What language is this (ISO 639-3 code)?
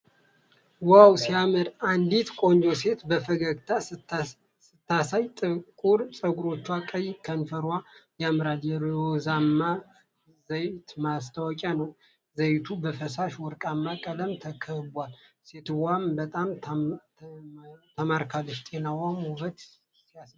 amh